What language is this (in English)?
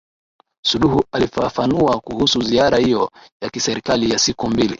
Swahili